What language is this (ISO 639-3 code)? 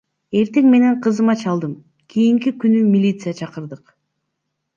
kir